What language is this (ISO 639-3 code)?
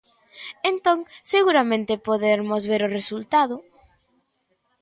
glg